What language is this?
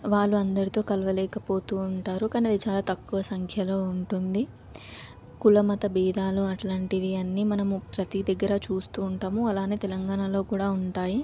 Telugu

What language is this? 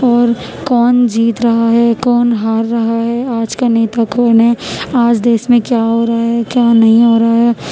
Urdu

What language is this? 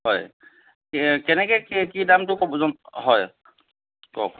Assamese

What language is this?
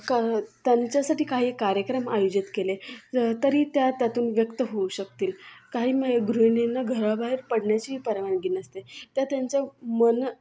Marathi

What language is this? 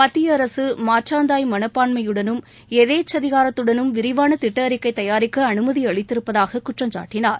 Tamil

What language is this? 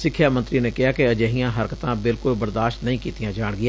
Punjabi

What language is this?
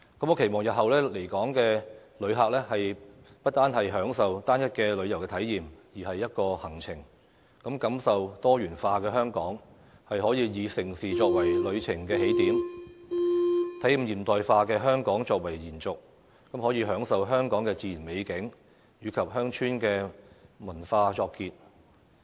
Cantonese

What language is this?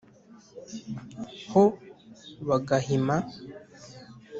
Kinyarwanda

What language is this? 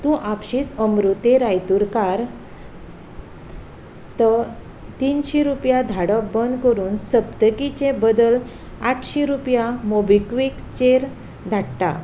Konkani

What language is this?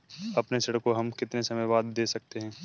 Hindi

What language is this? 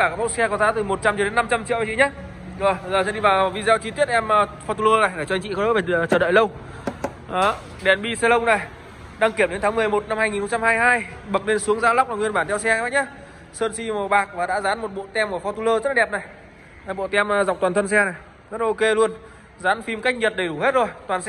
Vietnamese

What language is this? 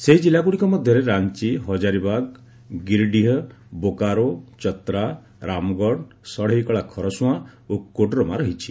Odia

